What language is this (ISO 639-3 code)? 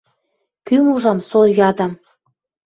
mrj